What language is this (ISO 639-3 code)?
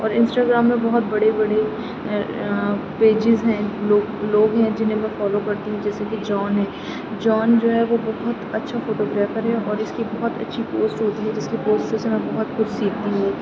urd